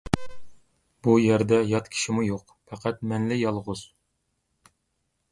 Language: Uyghur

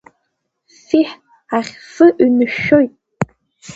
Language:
Abkhazian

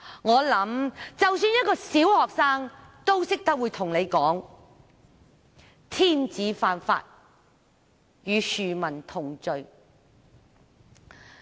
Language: Cantonese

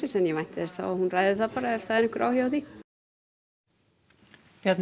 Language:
Icelandic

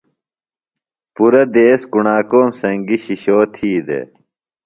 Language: Phalura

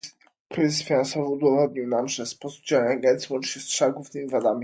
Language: Polish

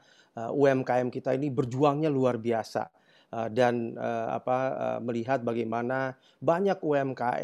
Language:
Indonesian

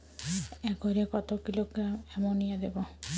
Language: Bangla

